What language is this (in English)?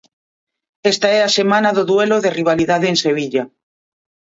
Galician